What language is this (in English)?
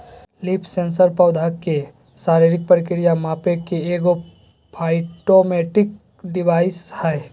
Magahi